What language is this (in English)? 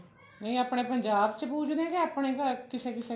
Punjabi